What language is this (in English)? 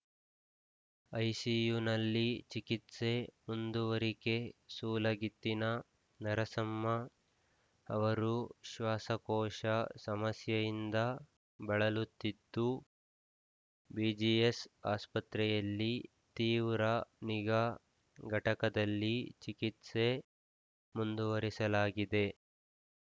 Kannada